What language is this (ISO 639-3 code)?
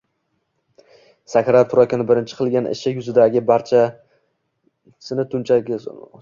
uzb